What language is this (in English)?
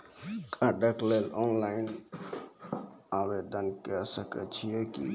Maithili